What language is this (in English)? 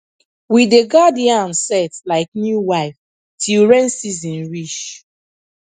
Nigerian Pidgin